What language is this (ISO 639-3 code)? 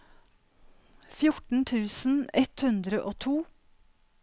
nor